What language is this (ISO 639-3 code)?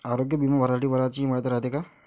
mar